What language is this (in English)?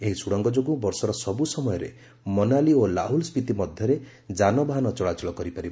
Odia